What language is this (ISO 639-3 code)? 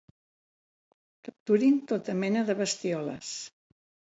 cat